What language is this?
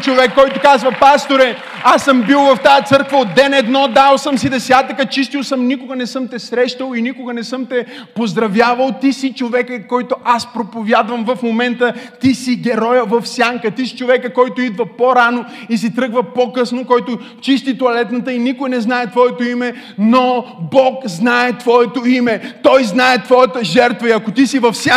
Bulgarian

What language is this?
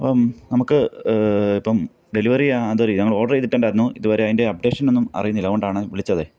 Malayalam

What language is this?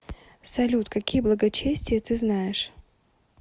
Russian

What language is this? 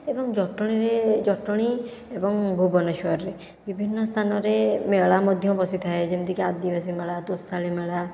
Odia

